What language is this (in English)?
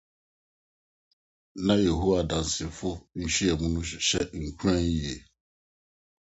Akan